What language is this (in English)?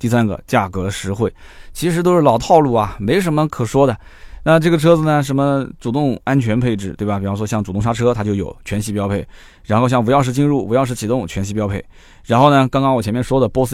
Chinese